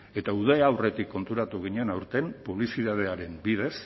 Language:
Basque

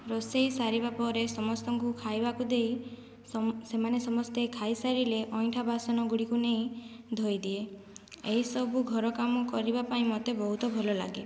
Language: Odia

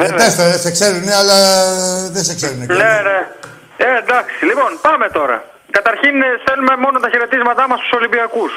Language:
Greek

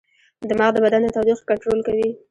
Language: Pashto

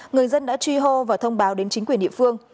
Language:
Vietnamese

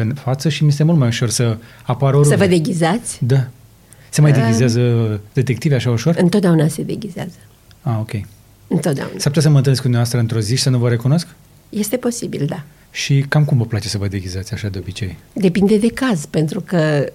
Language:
Romanian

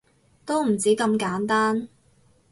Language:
Cantonese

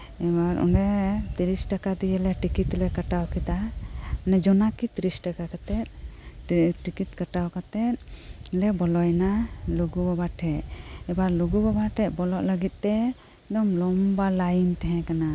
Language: Santali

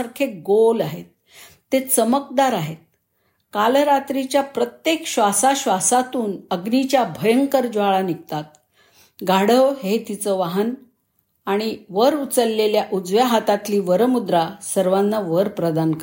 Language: Marathi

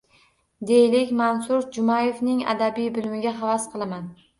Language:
Uzbek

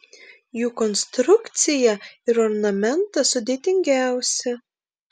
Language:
Lithuanian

